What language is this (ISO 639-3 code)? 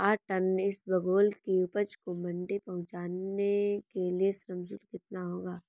hin